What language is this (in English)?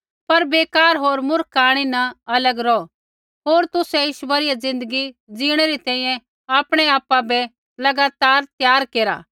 Kullu Pahari